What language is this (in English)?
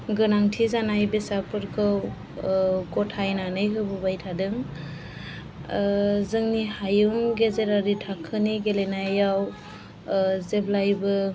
Bodo